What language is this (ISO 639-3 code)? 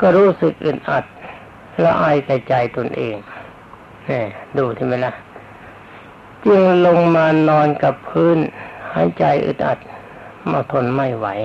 tha